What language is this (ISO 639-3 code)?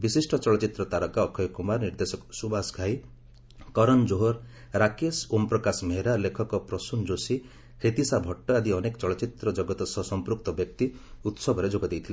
ori